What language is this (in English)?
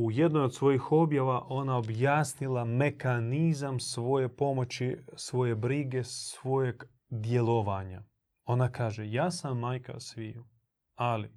Croatian